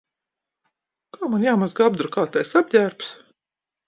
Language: Latvian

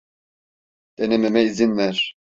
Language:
Turkish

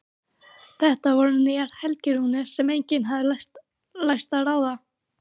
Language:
Icelandic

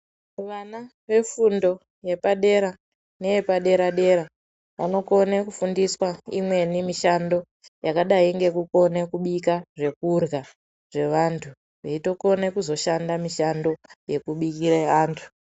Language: Ndau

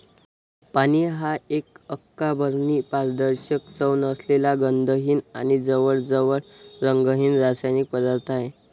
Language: Marathi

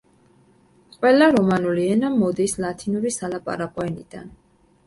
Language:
Georgian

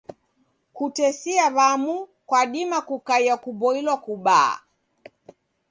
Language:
Taita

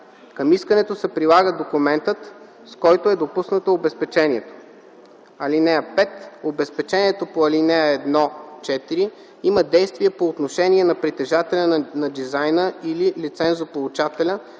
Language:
Bulgarian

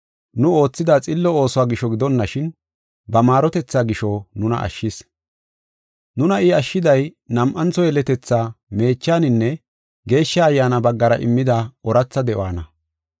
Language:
Gofa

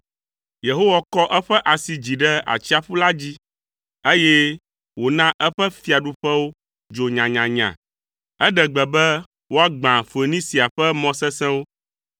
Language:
Ewe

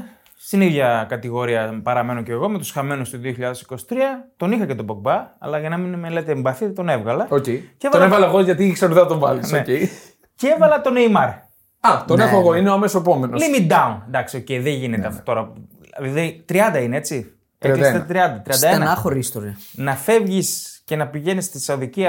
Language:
Greek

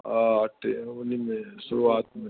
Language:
Sindhi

